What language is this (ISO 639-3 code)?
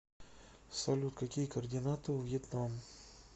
rus